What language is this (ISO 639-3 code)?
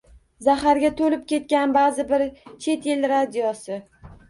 uzb